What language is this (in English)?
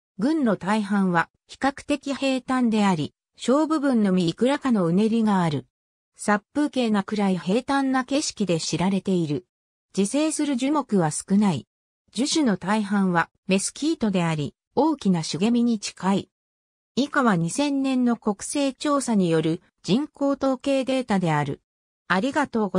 Japanese